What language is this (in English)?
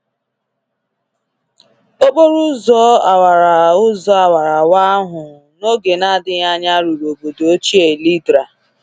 Igbo